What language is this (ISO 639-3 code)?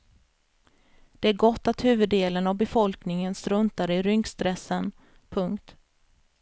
swe